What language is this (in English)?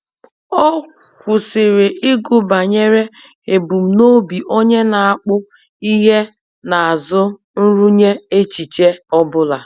Igbo